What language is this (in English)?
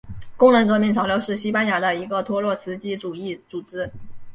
Chinese